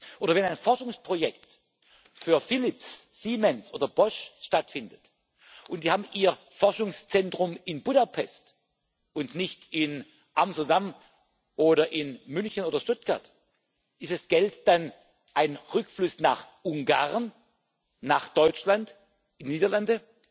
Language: German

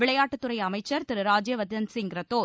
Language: Tamil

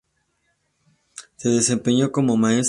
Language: Spanish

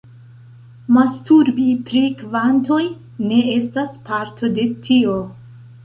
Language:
Esperanto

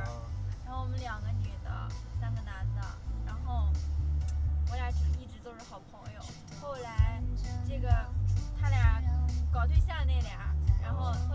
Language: Chinese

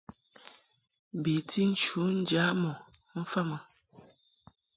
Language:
Mungaka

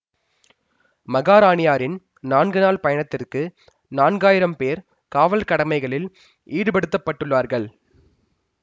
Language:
Tamil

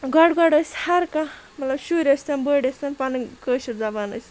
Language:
Kashmiri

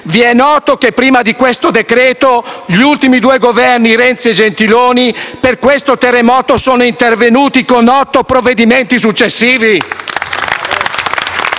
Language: Italian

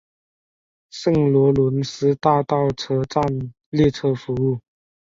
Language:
Chinese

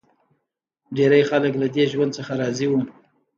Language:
Pashto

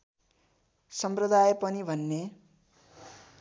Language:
Nepali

